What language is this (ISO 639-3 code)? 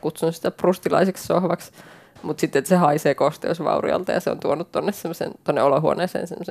fin